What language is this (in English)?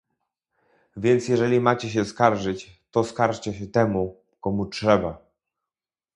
Polish